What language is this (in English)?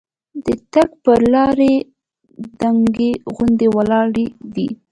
Pashto